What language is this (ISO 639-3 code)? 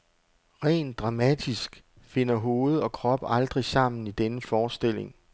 dan